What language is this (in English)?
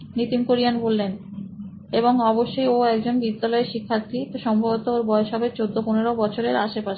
Bangla